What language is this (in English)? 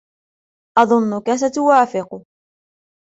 Arabic